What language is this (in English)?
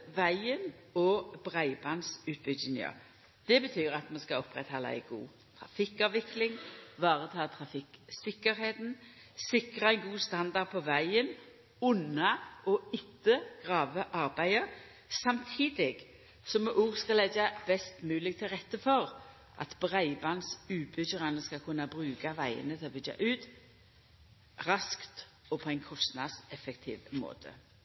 Norwegian Nynorsk